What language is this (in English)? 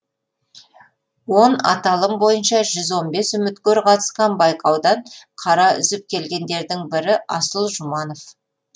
Kazakh